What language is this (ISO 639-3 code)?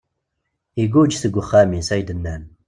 kab